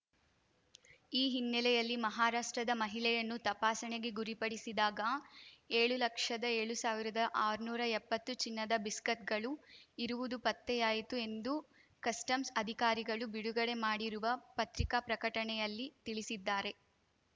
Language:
Kannada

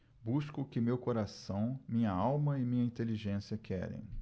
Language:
Portuguese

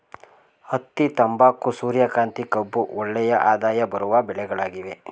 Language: Kannada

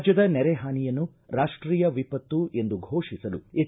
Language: Kannada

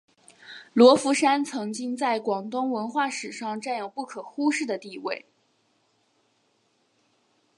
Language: Chinese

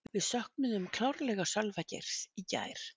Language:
Icelandic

